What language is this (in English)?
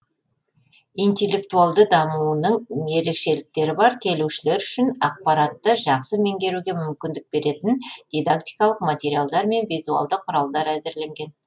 Kazakh